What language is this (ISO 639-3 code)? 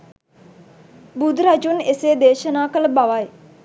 sin